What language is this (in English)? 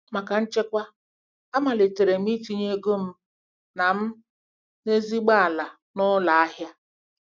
Igbo